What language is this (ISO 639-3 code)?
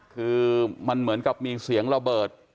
tha